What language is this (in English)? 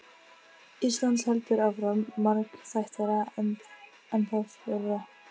Icelandic